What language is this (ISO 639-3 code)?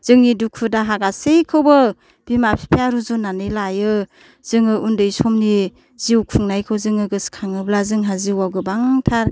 brx